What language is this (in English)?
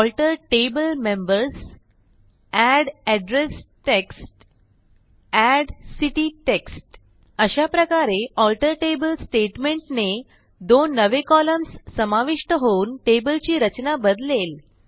Marathi